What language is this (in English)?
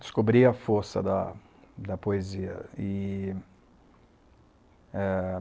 Portuguese